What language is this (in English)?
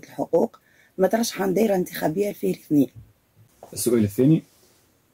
Arabic